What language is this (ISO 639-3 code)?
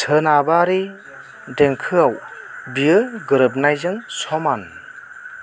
brx